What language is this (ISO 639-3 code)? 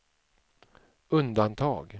swe